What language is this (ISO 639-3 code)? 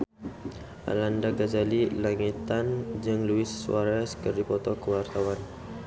sun